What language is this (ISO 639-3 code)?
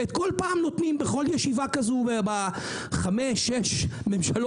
heb